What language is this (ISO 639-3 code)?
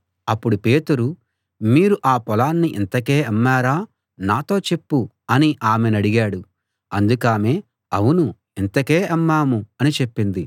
tel